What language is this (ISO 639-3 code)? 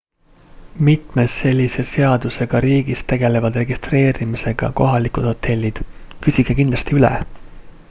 est